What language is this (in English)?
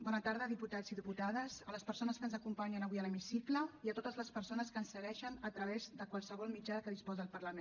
Catalan